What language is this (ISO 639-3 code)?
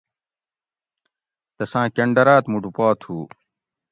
gwc